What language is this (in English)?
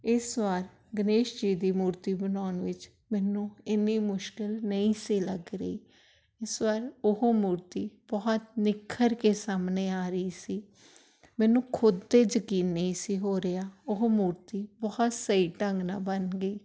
Punjabi